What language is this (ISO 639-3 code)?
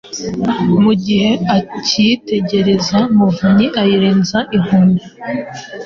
kin